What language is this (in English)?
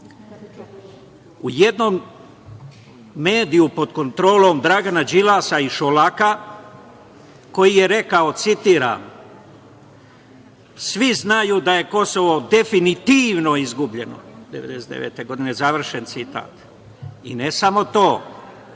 Serbian